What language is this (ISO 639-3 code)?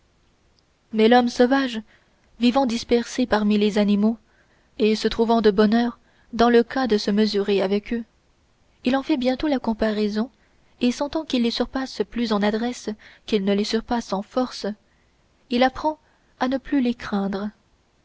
fra